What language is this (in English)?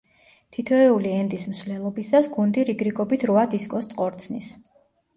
Georgian